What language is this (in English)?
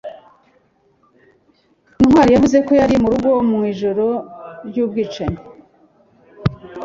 Kinyarwanda